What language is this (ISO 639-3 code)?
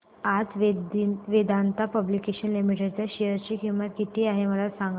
mar